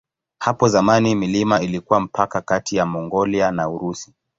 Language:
Swahili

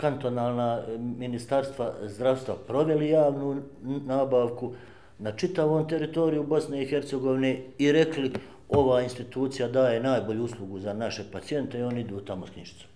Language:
Croatian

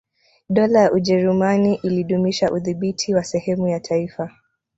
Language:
Swahili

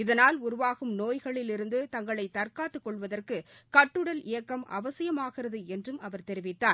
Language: Tamil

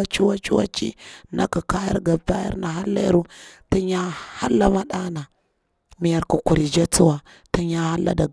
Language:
Bura-Pabir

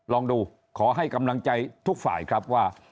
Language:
Thai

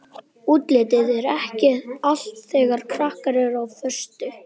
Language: Icelandic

